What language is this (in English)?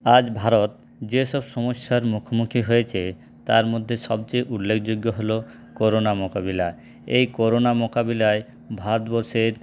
Bangla